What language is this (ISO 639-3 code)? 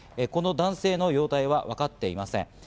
jpn